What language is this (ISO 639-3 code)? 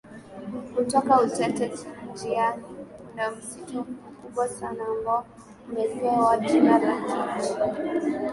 swa